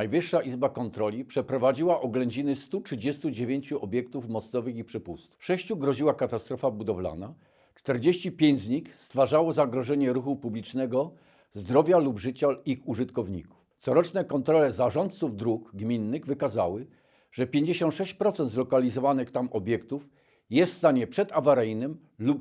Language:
Polish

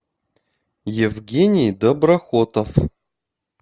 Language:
Russian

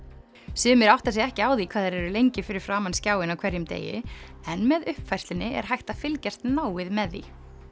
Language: Icelandic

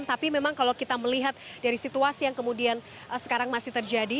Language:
Indonesian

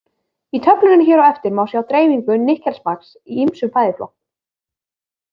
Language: Icelandic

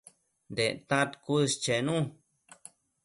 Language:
Matsés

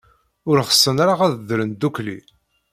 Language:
Kabyle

